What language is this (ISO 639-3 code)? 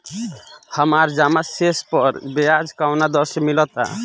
bho